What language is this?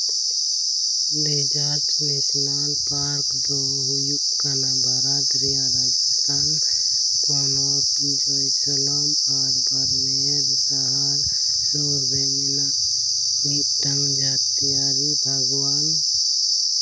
Santali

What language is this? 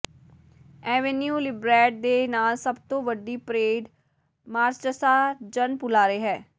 Punjabi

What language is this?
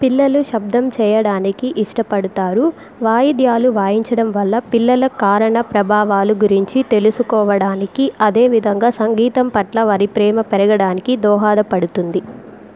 Telugu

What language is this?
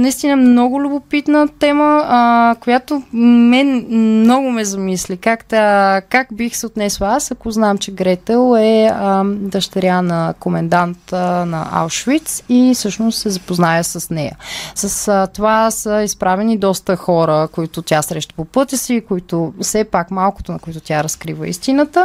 Bulgarian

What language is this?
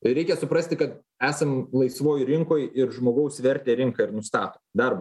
Lithuanian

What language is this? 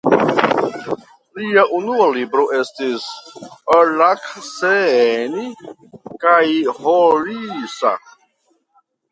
Esperanto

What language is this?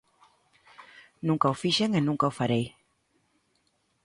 Galician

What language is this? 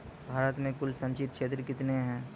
Maithili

